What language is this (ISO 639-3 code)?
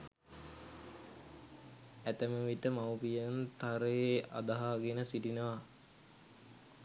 sin